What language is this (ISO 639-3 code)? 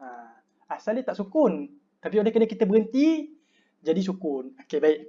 msa